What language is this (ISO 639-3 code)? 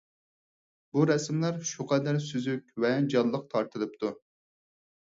uig